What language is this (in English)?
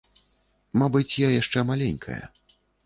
Belarusian